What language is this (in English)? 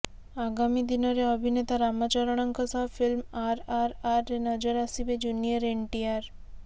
Odia